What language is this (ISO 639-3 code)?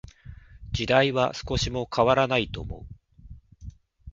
jpn